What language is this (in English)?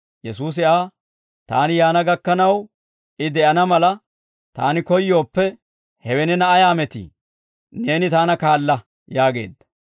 Dawro